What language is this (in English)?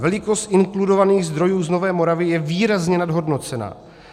Czech